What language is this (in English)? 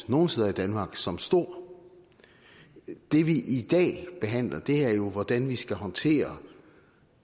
Danish